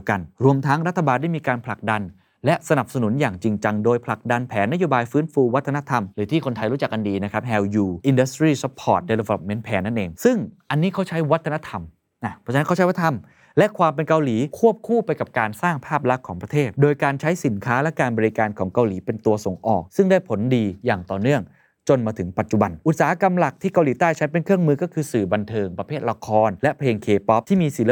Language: Thai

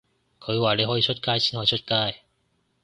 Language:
Cantonese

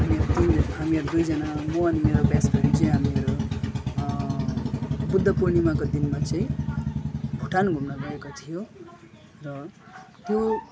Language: Nepali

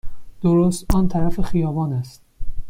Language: Persian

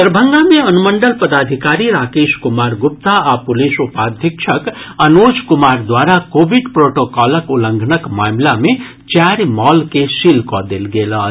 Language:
Maithili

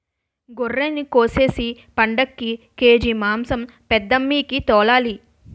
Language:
Telugu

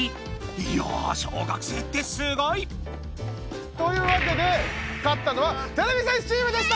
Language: Japanese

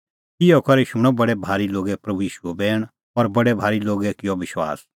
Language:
Kullu Pahari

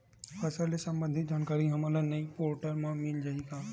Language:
Chhattisgarhi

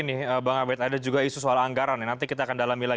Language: Indonesian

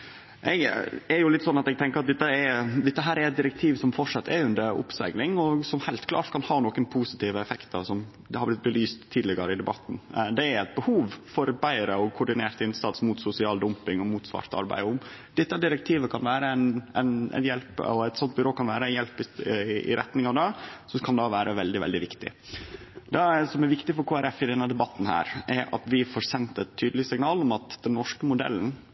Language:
Norwegian Nynorsk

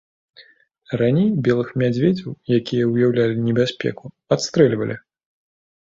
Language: Belarusian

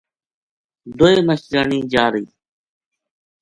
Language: Gujari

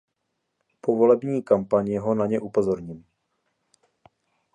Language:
Czech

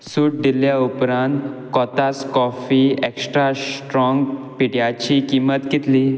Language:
Konkani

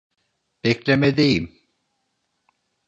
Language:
Turkish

